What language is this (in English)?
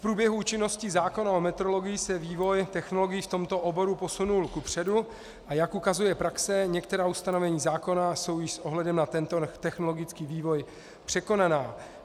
Czech